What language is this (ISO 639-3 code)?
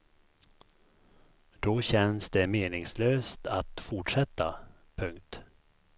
swe